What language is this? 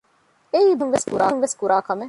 Divehi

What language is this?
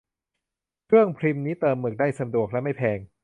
Thai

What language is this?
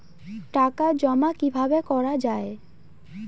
Bangla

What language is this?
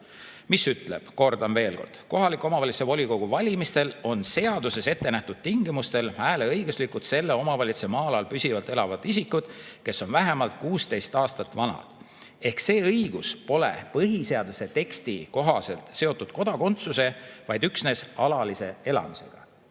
Estonian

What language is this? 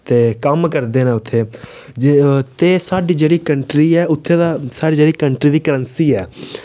Dogri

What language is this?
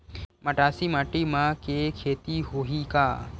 Chhattisgarhi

